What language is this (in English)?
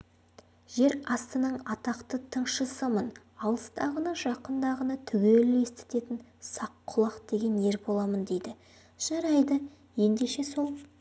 Kazakh